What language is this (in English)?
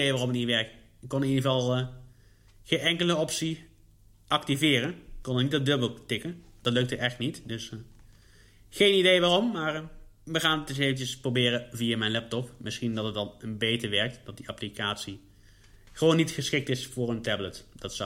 Dutch